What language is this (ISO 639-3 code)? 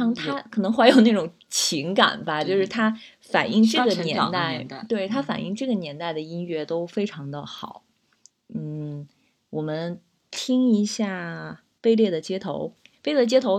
zho